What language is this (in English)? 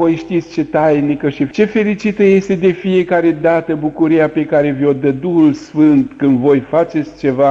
Romanian